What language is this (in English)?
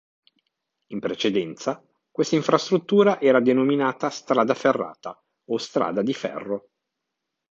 Italian